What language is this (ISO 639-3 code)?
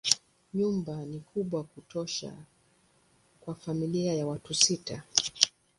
swa